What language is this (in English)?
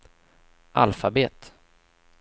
Swedish